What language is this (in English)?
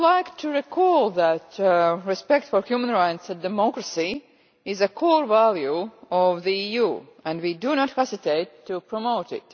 English